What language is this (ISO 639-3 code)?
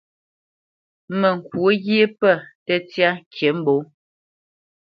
bce